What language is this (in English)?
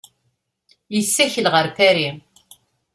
Kabyle